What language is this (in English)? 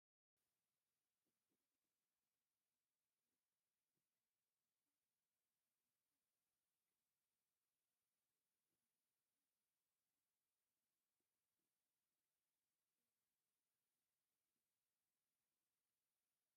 Tigrinya